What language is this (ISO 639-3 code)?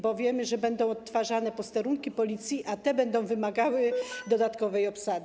pol